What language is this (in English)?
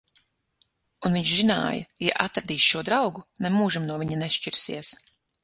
Latvian